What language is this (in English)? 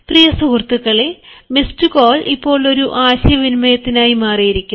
Malayalam